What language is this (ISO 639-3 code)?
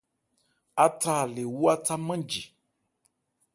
ebr